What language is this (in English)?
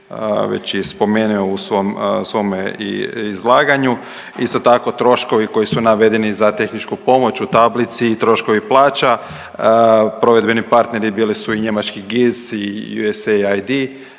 Croatian